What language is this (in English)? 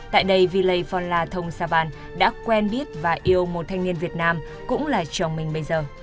Vietnamese